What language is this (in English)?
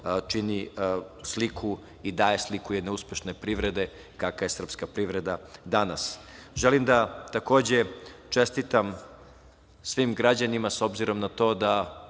Serbian